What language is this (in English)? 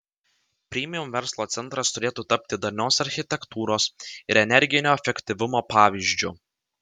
Lithuanian